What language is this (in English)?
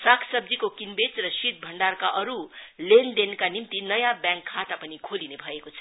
Nepali